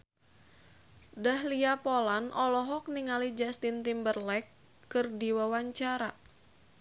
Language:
Sundanese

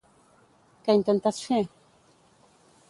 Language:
Catalan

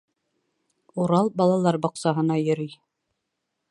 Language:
Bashkir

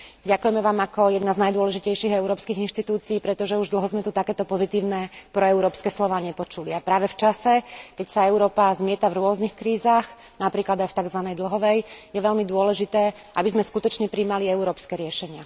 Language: Slovak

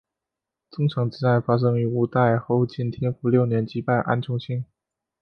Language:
Chinese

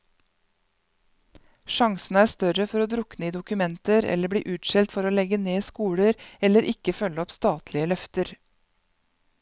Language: Norwegian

